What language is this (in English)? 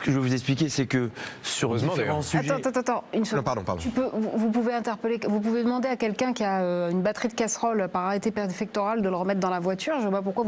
French